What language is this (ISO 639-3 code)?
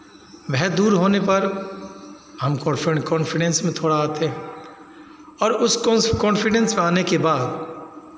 hin